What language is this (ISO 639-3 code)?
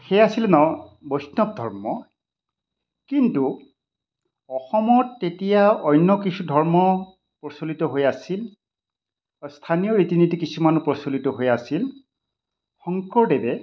asm